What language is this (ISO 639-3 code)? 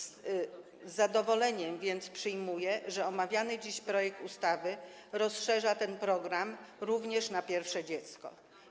pol